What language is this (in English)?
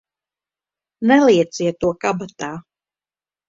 Latvian